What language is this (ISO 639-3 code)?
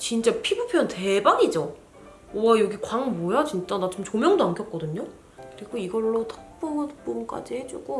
kor